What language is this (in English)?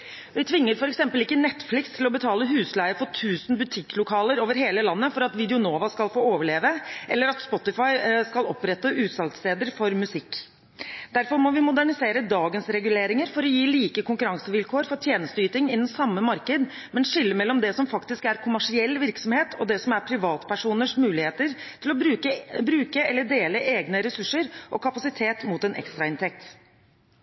Norwegian Bokmål